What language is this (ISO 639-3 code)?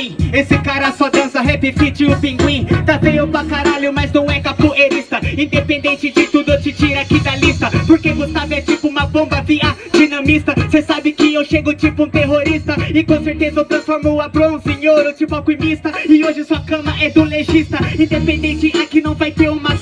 por